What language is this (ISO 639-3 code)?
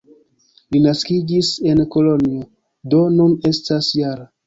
epo